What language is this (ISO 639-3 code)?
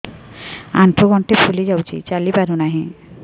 ori